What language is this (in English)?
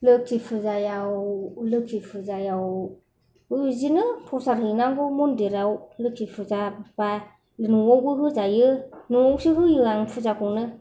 Bodo